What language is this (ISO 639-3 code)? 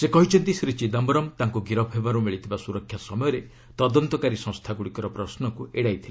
ori